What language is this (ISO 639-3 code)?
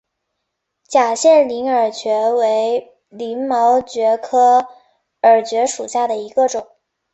zho